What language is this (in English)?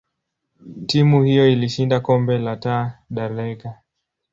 Swahili